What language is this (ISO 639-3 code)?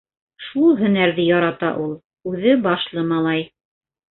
bak